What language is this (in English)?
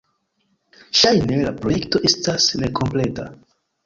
Esperanto